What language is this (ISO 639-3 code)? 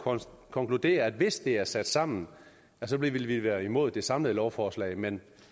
dan